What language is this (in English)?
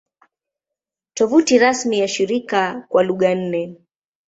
Swahili